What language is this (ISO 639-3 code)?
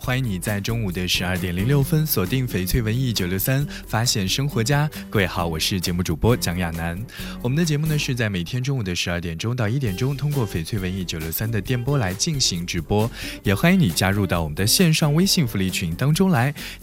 zho